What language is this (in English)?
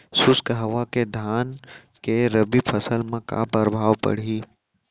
Chhattisgarhi